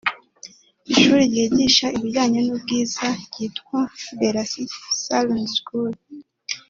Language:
Kinyarwanda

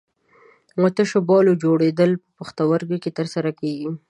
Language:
Pashto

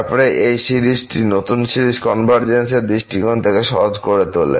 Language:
Bangla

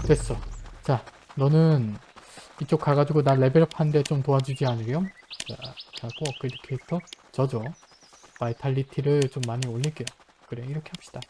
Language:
Korean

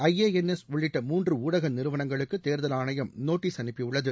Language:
Tamil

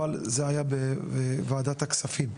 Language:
Hebrew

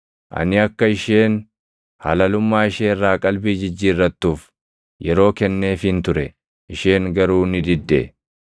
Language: Oromo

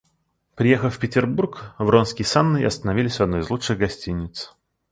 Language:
Russian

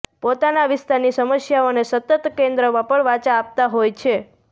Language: Gujarati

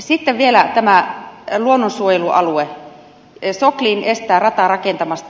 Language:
Finnish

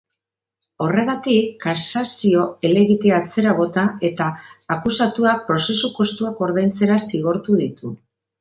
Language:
Basque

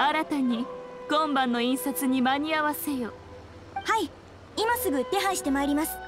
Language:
Japanese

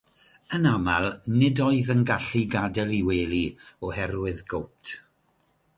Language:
Welsh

